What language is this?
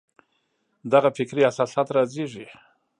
Pashto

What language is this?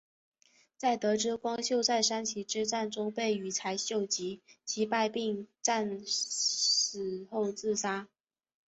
Chinese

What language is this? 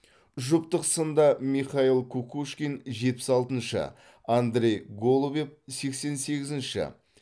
Kazakh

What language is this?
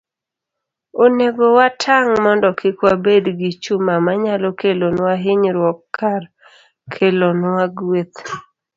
Luo (Kenya and Tanzania)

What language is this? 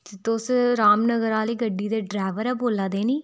Dogri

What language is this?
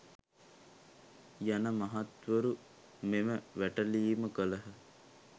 Sinhala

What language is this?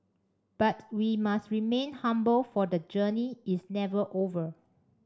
English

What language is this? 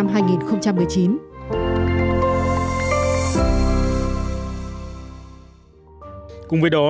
Vietnamese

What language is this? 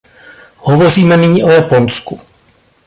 Czech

